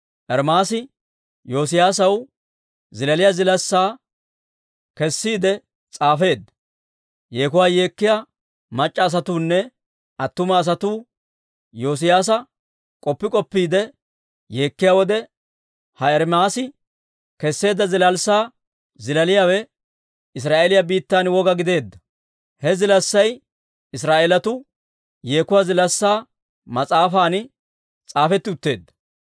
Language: Dawro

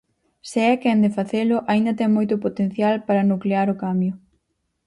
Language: Galician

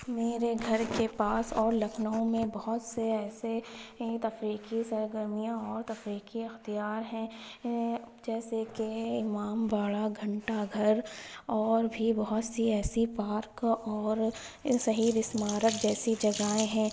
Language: Urdu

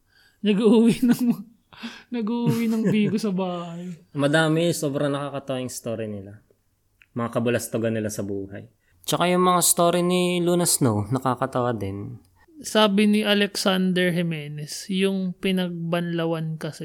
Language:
Filipino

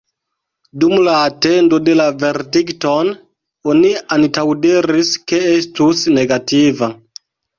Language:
Esperanto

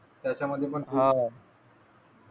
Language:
Marathi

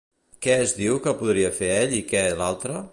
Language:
Catalan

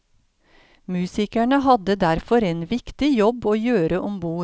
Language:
Norwegian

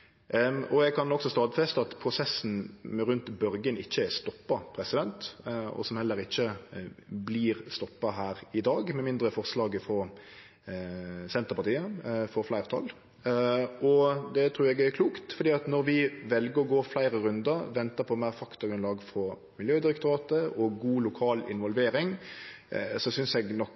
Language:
Norwegian Nynorsk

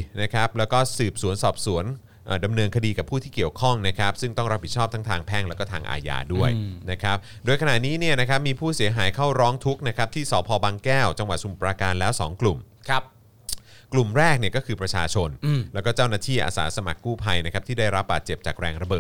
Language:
Thai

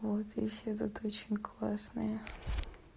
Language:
Russian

